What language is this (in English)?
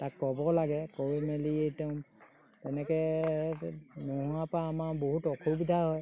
Assamese